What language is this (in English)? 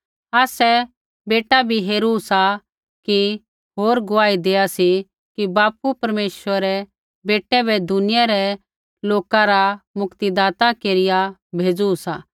Kullu Pahari